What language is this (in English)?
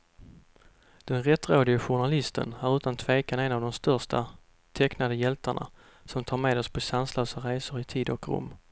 Swedish